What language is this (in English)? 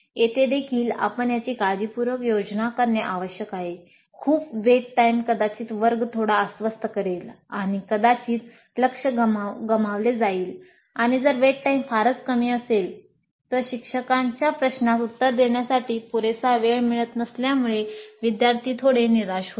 Marathi